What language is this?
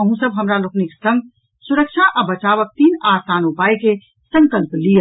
Maithili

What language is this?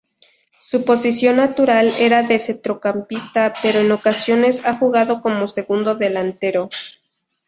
Spanish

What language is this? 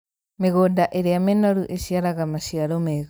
Kikuyu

